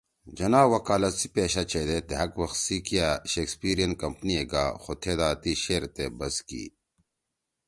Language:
Torwali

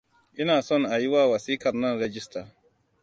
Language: Hausa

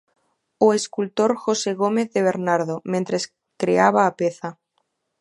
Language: Galician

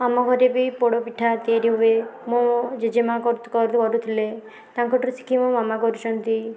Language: Odia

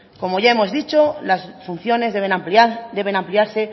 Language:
Spanish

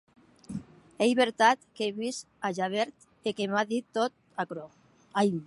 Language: Occitan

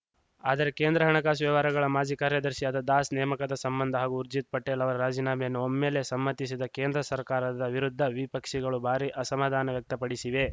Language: Kannada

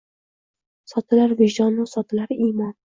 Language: Uzbek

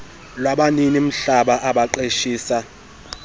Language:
Xhosa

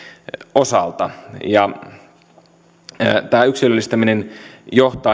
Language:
Finnish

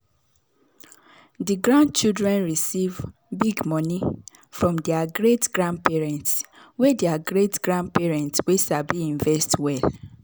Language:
Nigerian Pidgin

